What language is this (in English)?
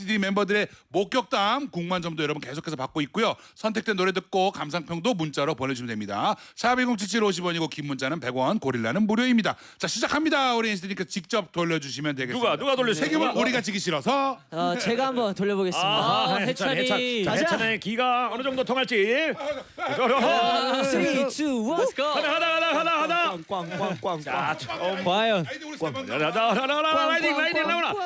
Korean